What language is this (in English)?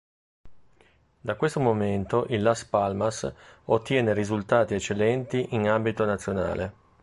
Italian